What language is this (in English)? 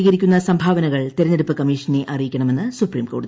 Malayalam